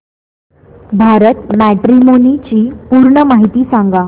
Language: Marathi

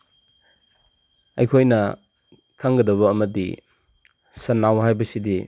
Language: Manipuri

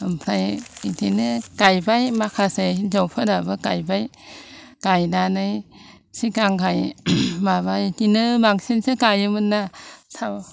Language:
Bodo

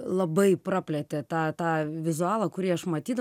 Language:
Lithuanian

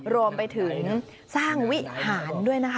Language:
Thai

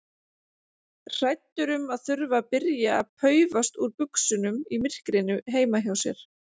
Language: Icelandic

